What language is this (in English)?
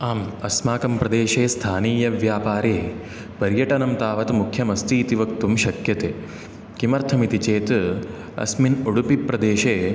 Sanskrit